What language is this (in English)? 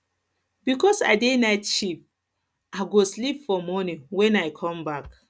Nigerian Pidgin